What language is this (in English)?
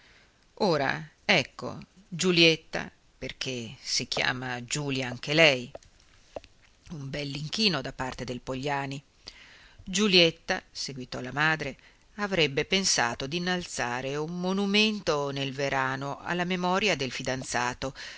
Italian